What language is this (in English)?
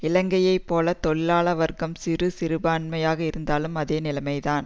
Tamil